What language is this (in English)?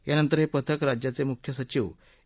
Marathi